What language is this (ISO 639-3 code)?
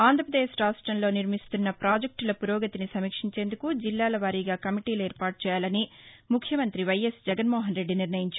tel